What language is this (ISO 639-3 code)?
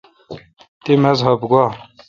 xka